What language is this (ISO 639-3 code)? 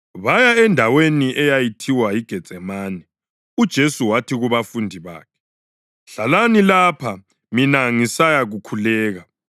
nde